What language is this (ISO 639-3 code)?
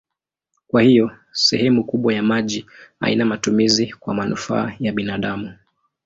swa